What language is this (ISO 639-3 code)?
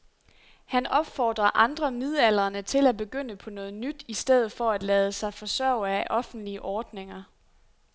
dan